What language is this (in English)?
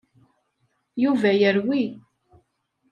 Kabyle